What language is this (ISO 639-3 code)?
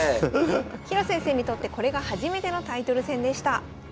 jpn